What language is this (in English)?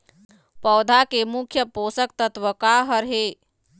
Chhattisgarhi